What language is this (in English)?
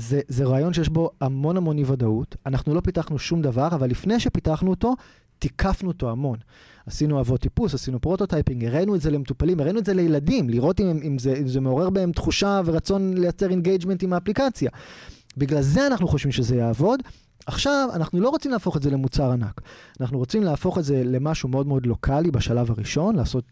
Hebrew